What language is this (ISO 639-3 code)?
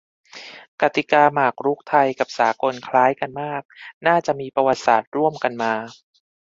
tha